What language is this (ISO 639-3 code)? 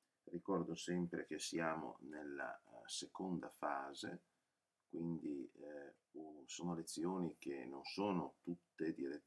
ita